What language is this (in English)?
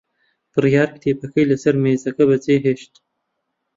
Central Kurdish